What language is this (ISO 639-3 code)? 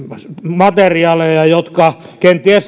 fin